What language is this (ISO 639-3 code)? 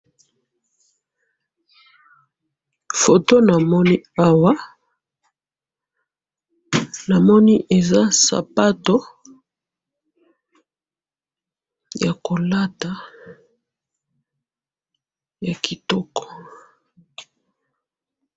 lin